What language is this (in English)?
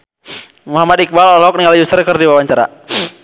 Sundanese